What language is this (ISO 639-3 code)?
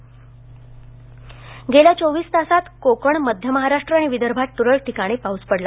mar